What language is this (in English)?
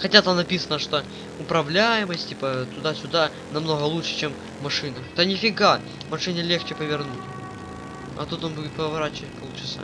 Russian